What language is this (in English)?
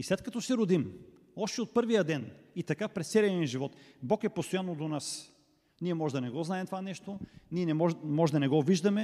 Bulgarian